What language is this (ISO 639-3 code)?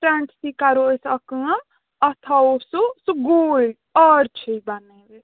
kas